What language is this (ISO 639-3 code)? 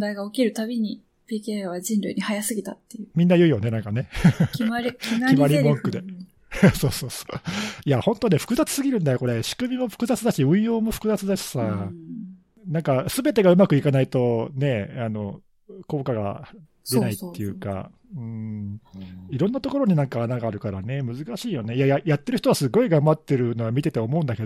jpn